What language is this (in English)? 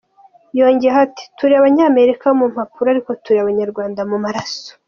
Kinyarwanda